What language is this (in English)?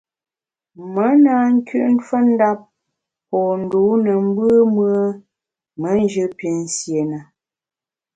Bamun